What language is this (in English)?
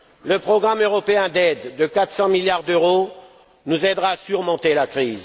French